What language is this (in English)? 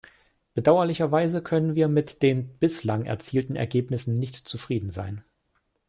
German